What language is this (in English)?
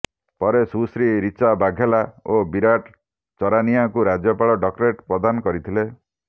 Odia